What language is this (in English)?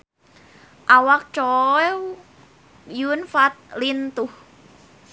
Sundanese